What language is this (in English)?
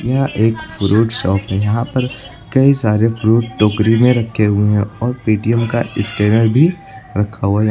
Hindi